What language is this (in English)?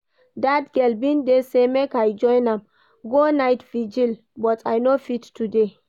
Nigerian Pidgin